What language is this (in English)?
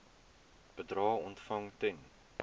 Afrikaans